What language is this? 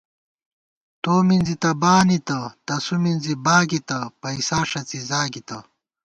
Gawar-Bati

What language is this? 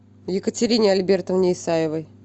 Russian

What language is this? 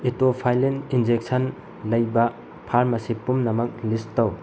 Manipuri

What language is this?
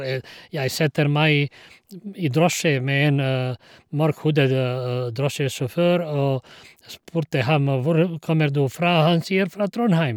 Norwegian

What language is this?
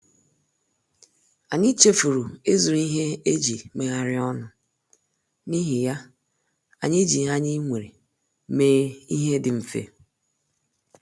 Igbo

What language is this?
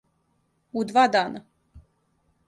Serbian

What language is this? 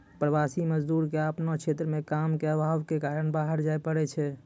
Maithili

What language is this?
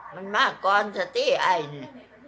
Thai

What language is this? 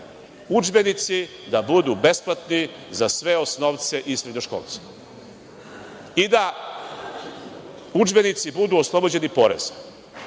Serbian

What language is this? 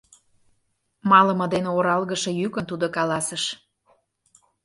Mari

